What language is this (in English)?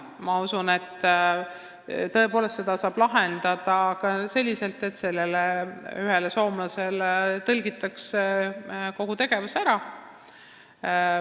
Estonian